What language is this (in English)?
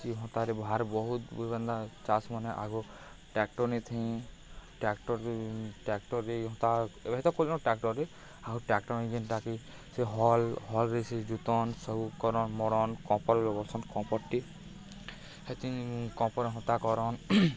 Odia